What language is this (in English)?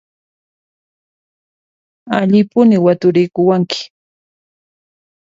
Puno Quechua